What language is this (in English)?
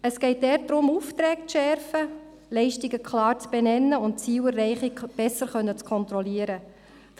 Swiss German